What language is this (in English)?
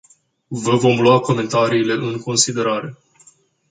Romanian